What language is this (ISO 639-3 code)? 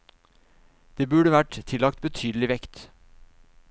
nor